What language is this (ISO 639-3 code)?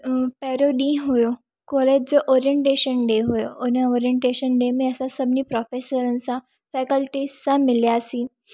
snd